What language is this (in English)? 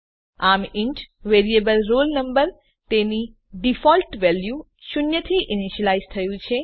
Gujarati